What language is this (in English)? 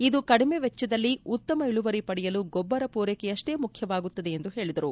Kannada